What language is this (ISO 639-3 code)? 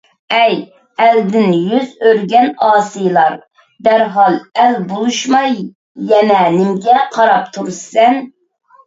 uig